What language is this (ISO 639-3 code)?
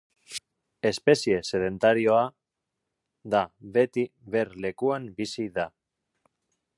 eus